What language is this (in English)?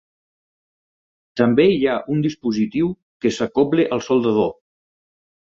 Catalan